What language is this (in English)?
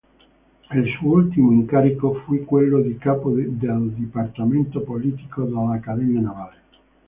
Italian